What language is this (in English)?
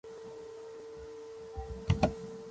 Esperanto